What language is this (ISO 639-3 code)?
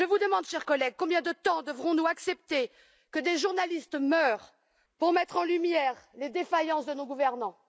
fra